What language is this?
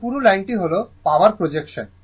Bangla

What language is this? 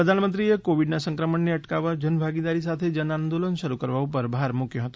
Gujarati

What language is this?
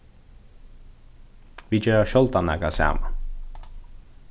Faroese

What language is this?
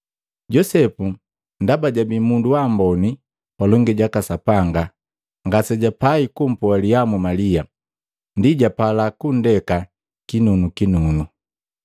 Matengo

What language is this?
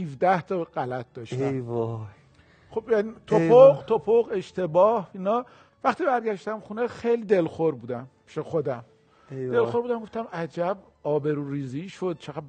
Persian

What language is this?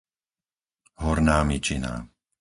Slovak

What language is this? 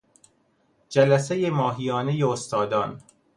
Persian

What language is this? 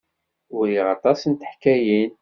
Kabyle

